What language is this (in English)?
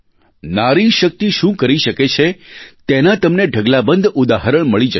Gujarati